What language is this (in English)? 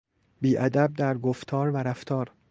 Persian